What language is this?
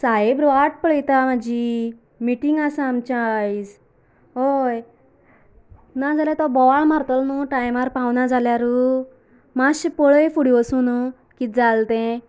Konkani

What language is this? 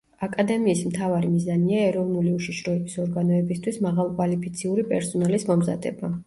Georgian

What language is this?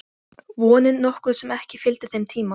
Icelandic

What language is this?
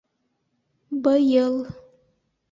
Bashkir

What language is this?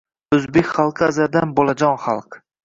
Uzbek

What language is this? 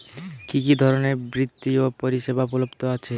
Bangla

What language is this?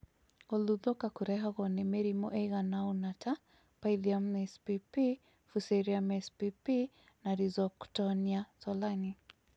Kikuyu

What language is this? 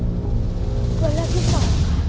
Thai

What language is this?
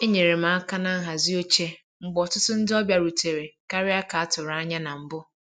Igbo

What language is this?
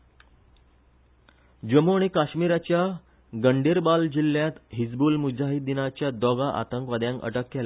Konkani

